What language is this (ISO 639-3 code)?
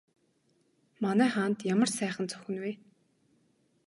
mon